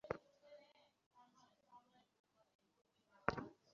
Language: Bangla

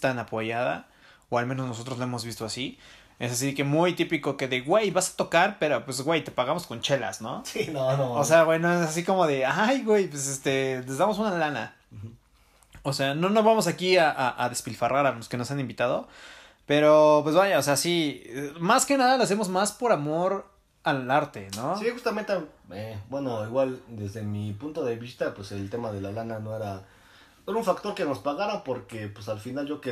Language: Spanish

